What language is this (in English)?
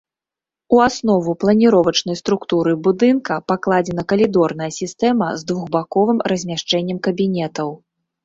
Belarusian